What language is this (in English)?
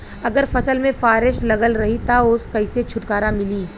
Bhojpuri